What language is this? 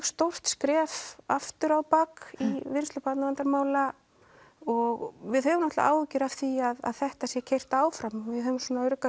Icelandic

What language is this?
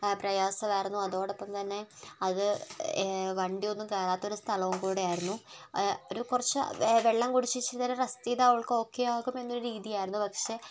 Malayalam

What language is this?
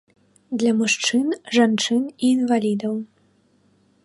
Belarusian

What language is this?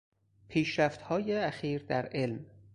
Persian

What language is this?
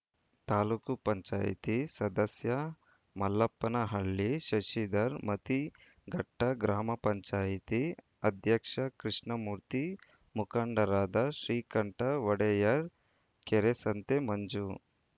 Kannada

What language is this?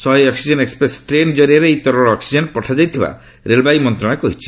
Odia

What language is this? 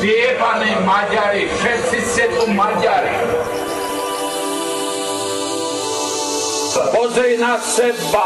Polish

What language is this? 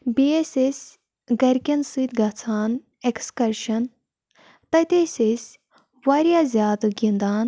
Kashmiri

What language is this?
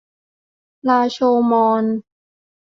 Thai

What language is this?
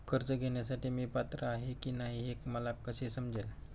Marathi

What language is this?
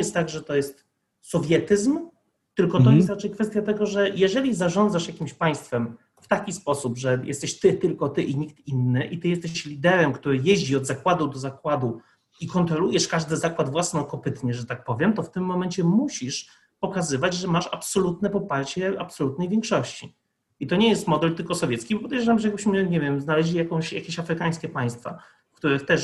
Polish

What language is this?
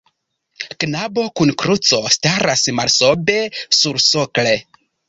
Esperanto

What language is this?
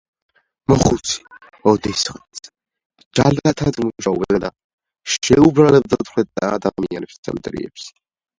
Georgian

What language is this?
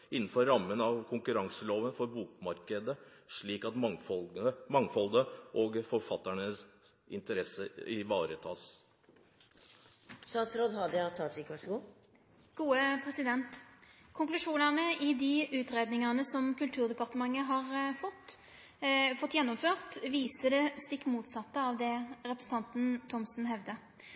Norwegian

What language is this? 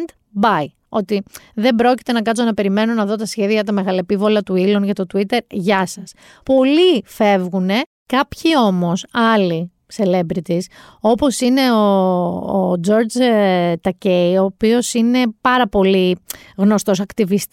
Greek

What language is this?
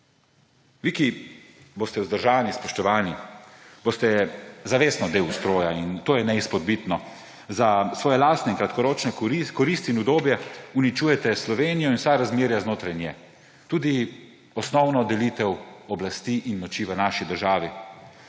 Slovenian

